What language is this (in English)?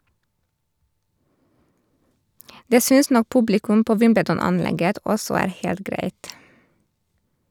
Norwegian